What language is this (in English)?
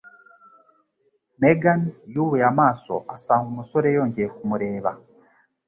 Kinyarwanda